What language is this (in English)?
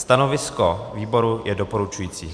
Czech